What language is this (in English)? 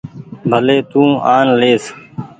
Goaria